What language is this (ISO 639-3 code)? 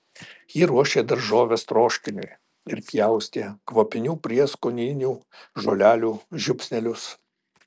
lit